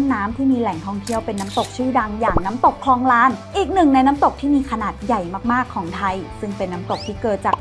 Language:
Thai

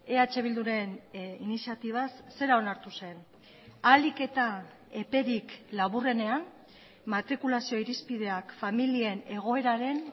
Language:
Basque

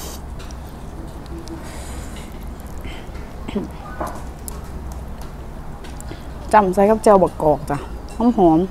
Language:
Thai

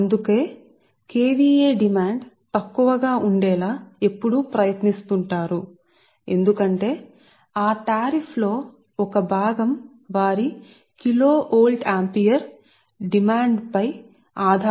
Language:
Telugu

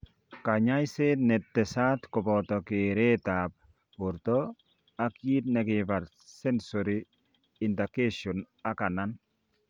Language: Kalenjin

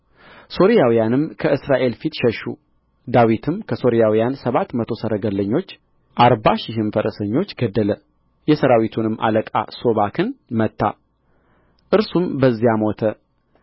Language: Amharic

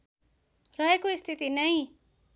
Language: Nepali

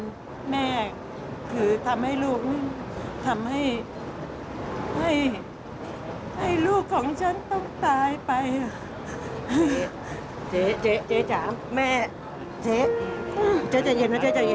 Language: Thai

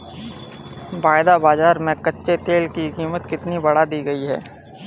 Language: Hindi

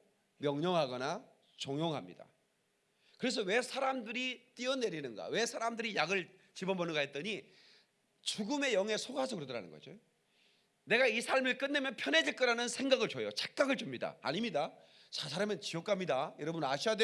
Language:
Korean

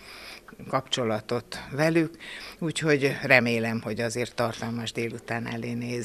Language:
Hungarian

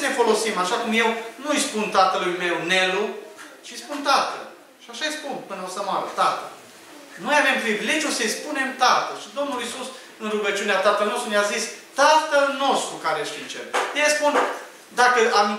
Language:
Romanian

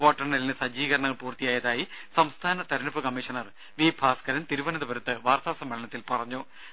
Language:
Malayalam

